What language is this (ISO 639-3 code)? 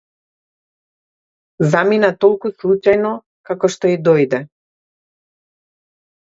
mkd